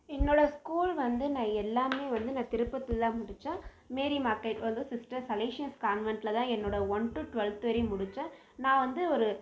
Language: Tamil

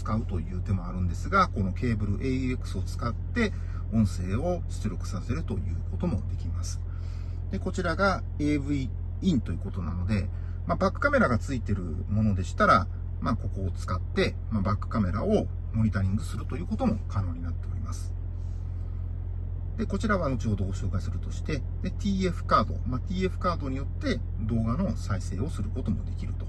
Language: Japanese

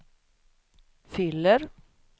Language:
Swedish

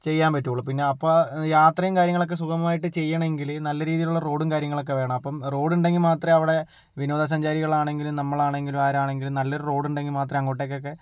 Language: Malayalam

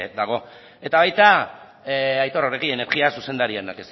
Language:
Basque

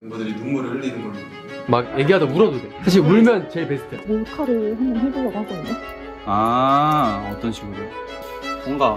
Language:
Korean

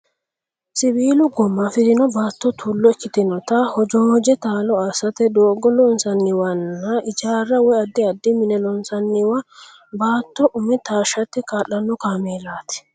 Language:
Sidamo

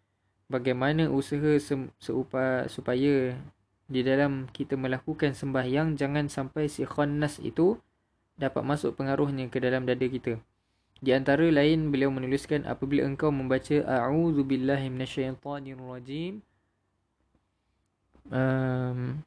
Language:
Malay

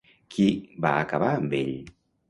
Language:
Catalan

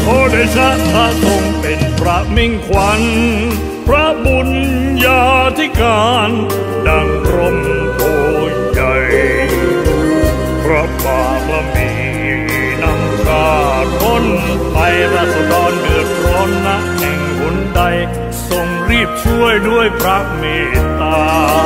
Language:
Thai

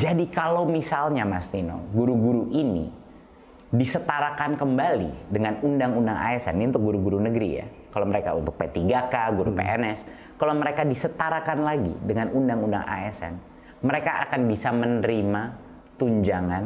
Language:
Indonesian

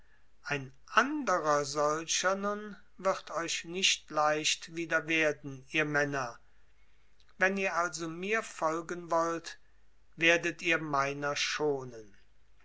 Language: German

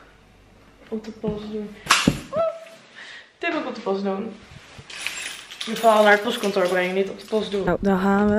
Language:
Dutch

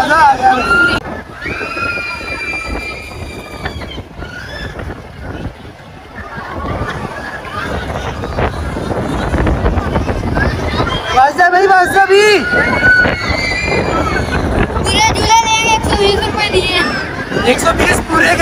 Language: Hindi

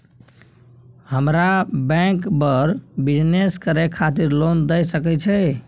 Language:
Maithili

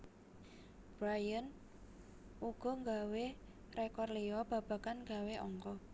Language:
Javanese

